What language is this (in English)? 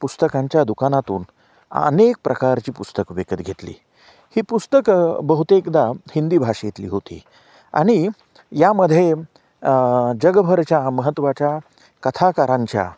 Marathi